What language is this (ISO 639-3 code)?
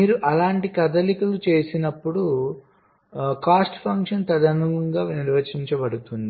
tel